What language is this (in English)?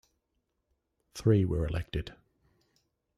English